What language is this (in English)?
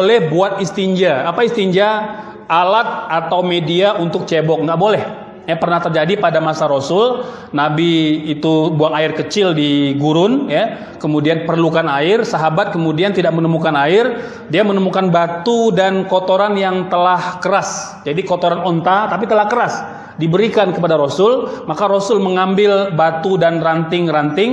Indonesian